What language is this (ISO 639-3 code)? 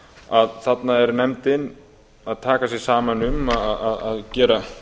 isl